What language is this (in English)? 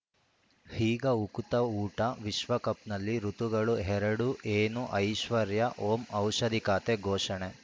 Kannada